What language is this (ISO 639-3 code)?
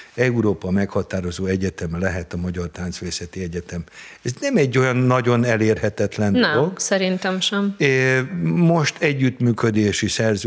hun